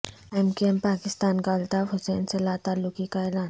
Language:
Urdu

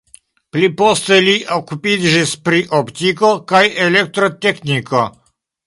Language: Esperanto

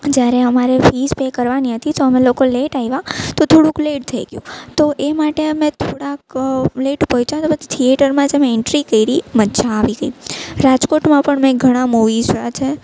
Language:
Gujarati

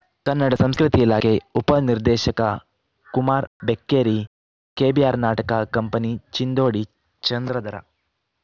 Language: Kannada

